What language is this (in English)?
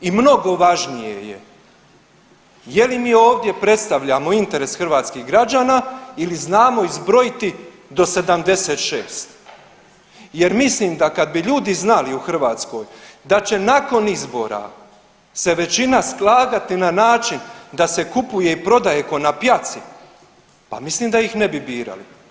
Croatian